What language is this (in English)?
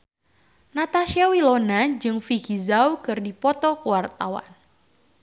Sundanese